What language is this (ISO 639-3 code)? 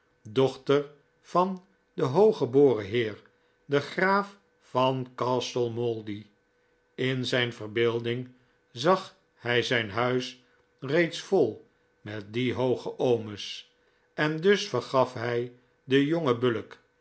nld